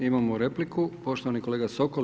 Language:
Croatian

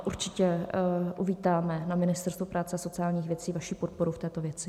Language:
Czech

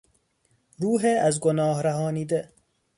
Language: Persian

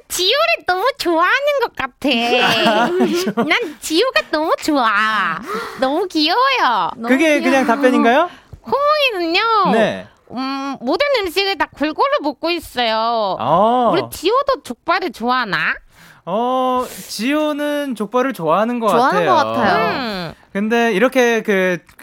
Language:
Korean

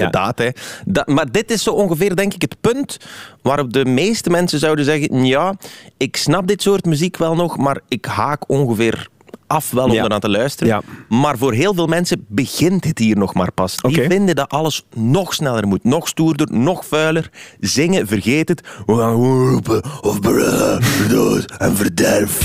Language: Dutch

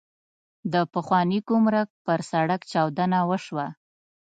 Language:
Pashto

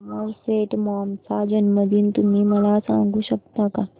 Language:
Marathi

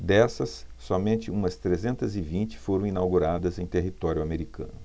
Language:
Portuguese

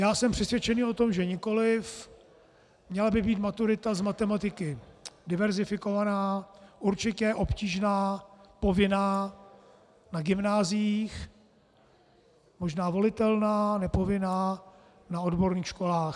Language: Czech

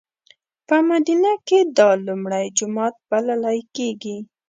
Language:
Pashto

